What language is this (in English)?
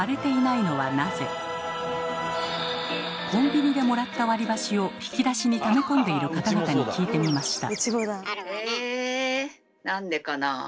Japanese